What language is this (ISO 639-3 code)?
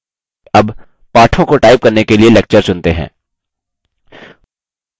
hin